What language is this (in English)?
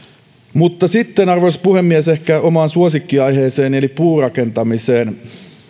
Finnish